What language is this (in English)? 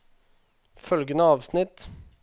Norwegian